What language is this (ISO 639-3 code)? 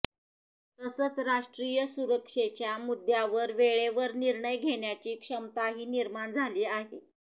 mar